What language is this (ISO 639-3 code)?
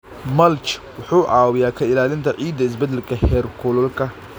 som